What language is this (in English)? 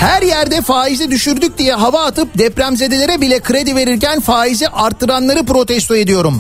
Turkish